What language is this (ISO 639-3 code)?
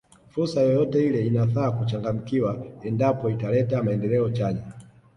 swa